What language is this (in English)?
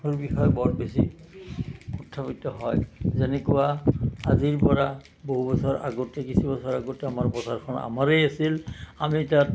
Assamese